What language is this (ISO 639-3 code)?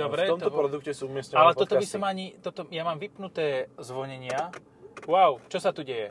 slk